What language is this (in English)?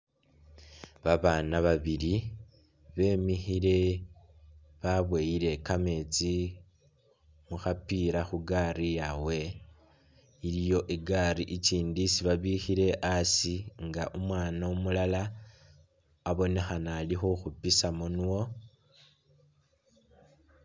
Masaaba